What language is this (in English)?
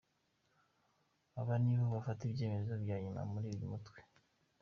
Kinyarwanda